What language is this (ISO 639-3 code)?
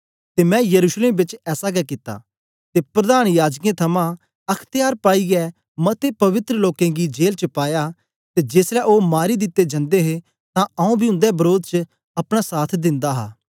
doi